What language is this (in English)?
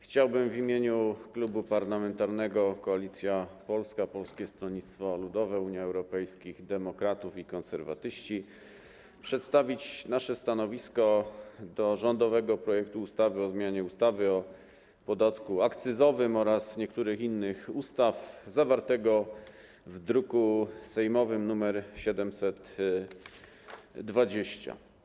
Polish